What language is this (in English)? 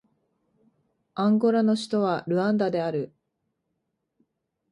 Japanese